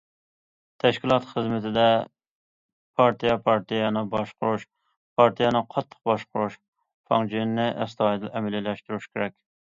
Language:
Uyghur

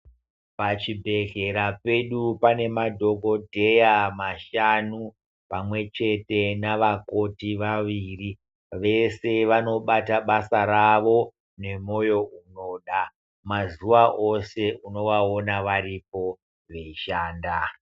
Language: Ndau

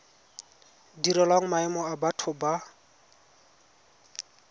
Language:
Tswana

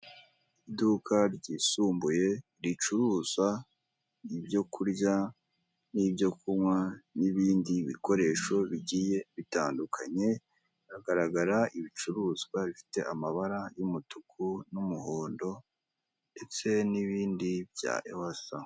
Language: Kinyarwanda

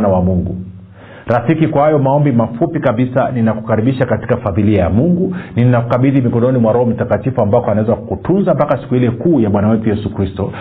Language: Swahili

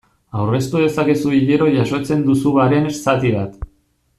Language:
Basque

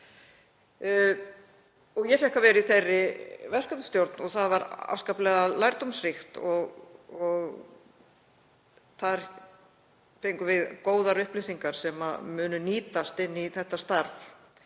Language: Icelandic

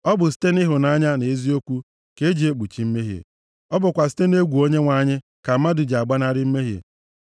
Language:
Igbo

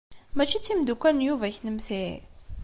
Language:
Kabyle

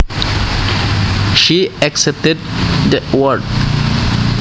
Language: Javanese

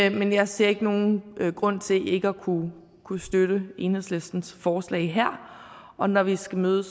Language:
Danish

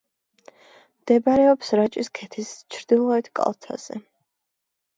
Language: Georgian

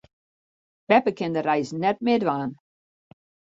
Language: Western Frisian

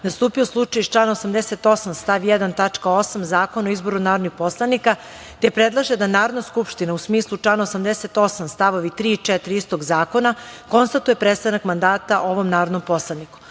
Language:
Serbian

